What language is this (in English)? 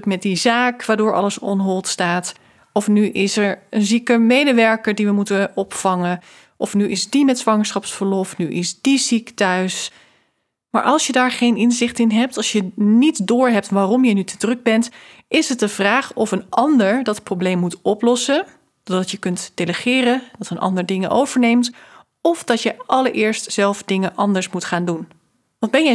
Dutch